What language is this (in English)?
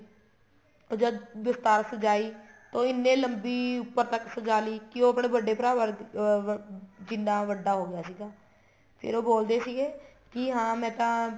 Punjabi